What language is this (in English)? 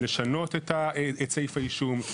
Hebrew